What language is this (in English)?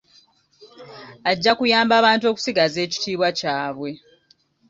Ganda